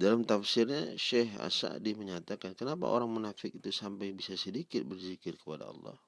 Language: Indonesian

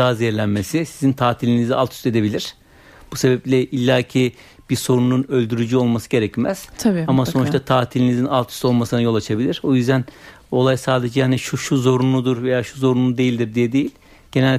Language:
Turkish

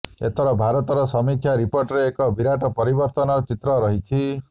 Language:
Odia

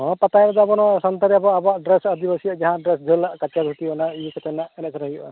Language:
Santali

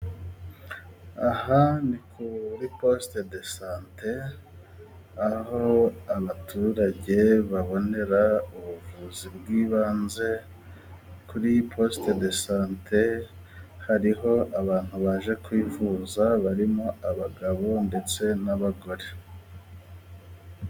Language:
Kinyarwanda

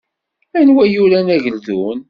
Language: Kabyle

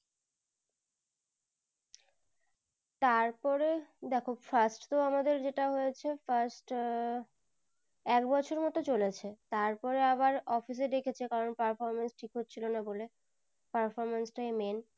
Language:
Bangla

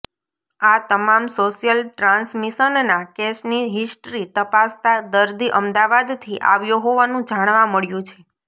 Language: Gujarati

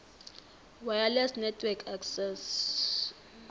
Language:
South Ndebele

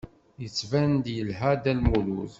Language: Kabyle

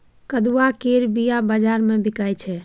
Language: Maithili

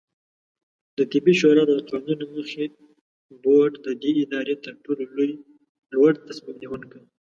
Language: Pashto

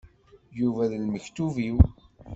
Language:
Kabyle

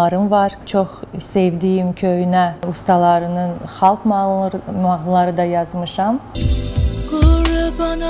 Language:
Turkish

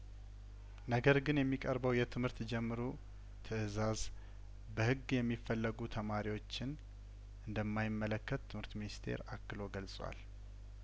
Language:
Amharic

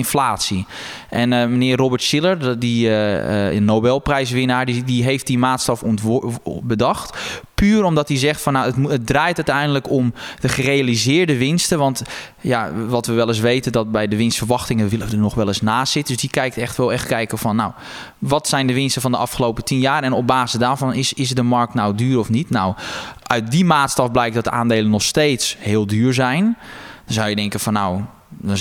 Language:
Dutch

